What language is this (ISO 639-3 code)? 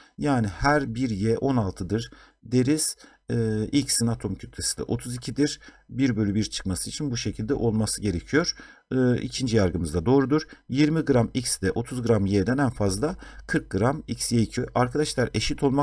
tur